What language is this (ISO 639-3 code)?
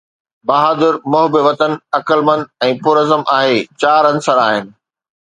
snd